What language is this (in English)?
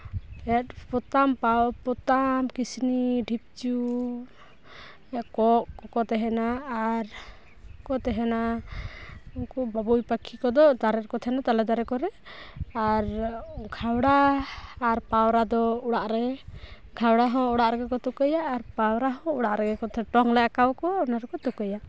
Santali